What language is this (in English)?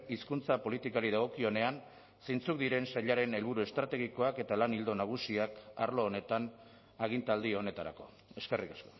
Basque